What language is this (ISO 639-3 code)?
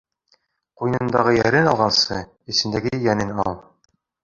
bak